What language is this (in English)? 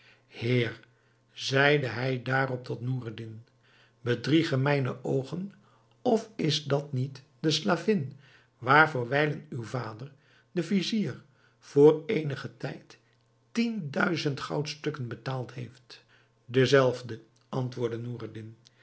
Dutch